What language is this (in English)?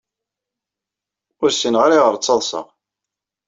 Kabyle